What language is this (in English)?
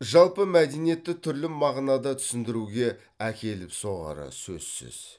Kazakh